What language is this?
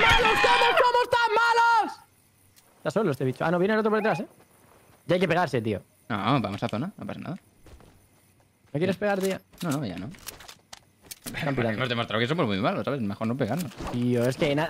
Spanish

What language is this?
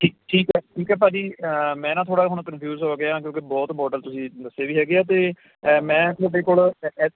Punjabi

